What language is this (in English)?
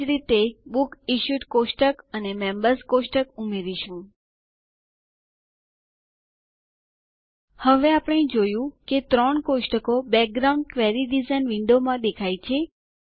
Gujarati